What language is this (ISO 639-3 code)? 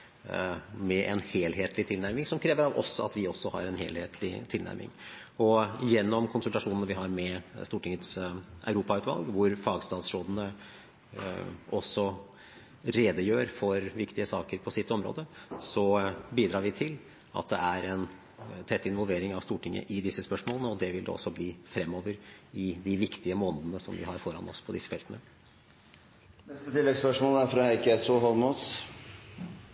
nor